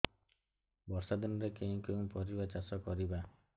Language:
Odia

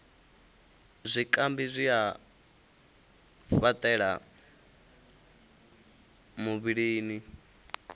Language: Venda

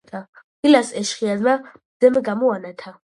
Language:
Georgian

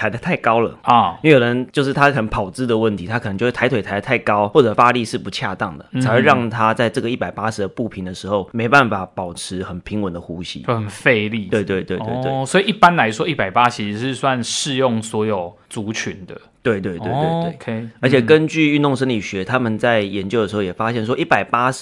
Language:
Chinese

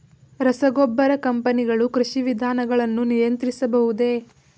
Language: Kannada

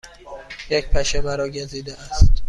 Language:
Persian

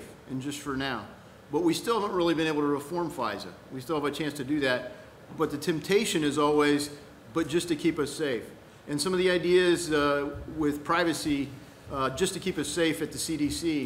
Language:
English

